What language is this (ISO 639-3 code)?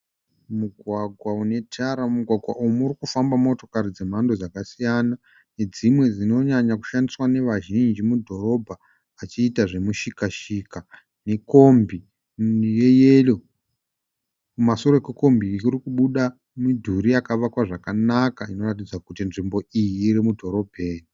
sna